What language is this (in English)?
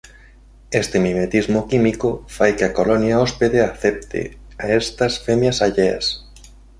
Galician